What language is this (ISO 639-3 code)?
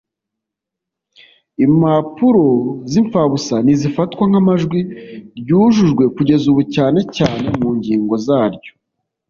kin